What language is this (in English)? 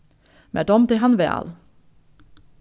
Faroese